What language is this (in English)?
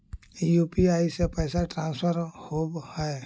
Magahi